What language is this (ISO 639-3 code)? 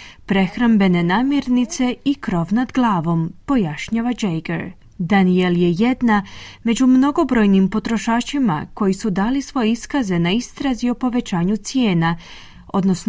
hrv